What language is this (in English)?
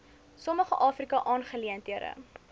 Afrikaans